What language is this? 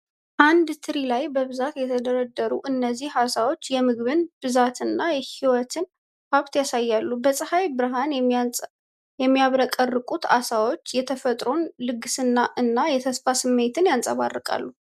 Amharic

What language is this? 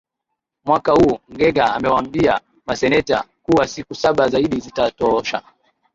Swahili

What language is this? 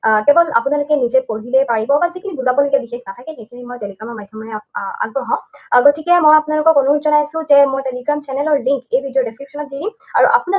Assamese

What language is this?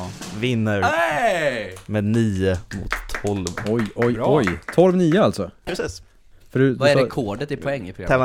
Swedish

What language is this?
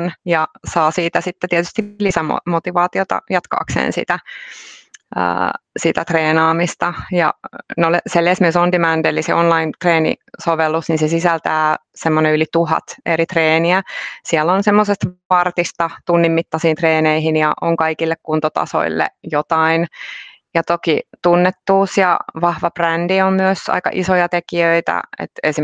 Finnish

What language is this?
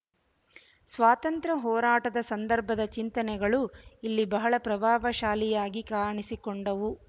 Kannada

